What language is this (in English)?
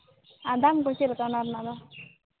Santali